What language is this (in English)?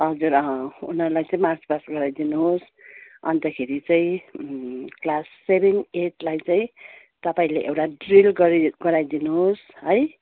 Nepali